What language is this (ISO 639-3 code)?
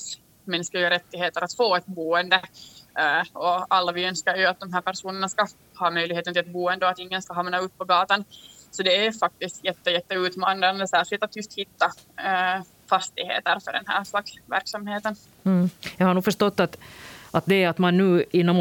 swe